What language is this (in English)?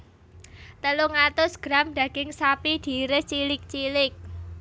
Javanese